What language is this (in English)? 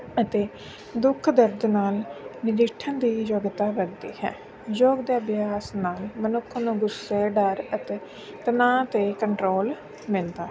Punjabi